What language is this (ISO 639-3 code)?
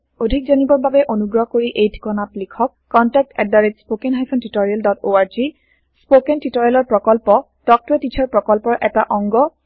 asm